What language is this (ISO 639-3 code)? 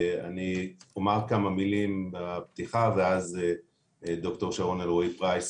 heb